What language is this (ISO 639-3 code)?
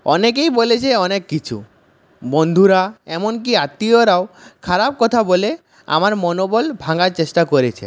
ben